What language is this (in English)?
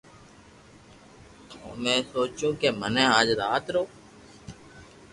Loarki